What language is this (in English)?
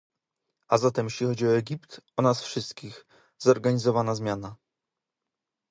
Polish